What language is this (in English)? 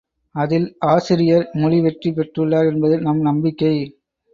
Tamil